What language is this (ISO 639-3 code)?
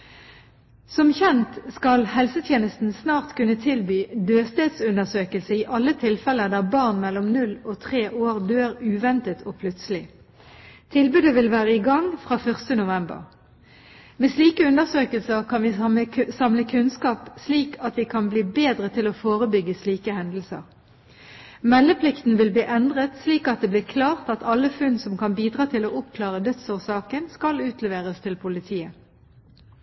nob